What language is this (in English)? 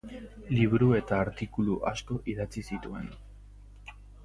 Basque